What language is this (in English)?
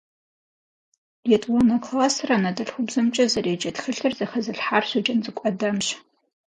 Kabardian